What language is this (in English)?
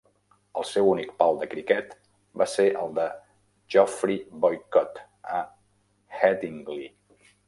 Catalan